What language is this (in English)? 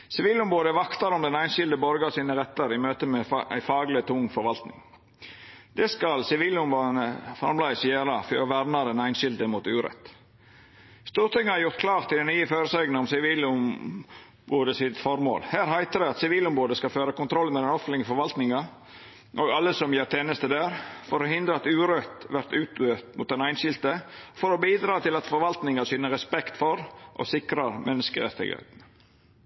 Norwegian Nynorsk